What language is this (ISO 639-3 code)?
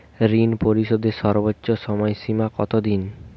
ben